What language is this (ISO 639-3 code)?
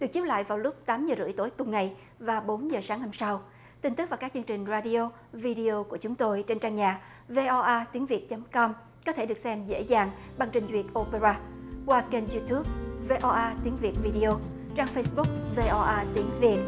vie